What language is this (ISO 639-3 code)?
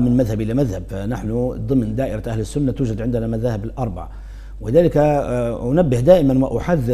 ara